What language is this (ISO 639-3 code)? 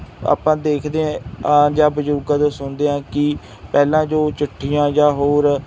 pan